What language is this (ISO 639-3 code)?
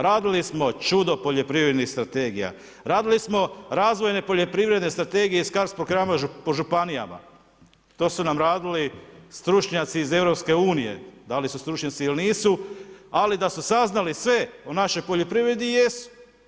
hrv